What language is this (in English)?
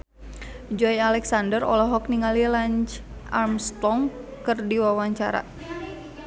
Sundanese